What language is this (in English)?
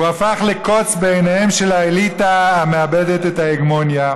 Hebrew